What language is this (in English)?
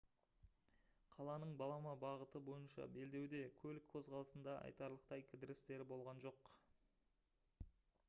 Kazakh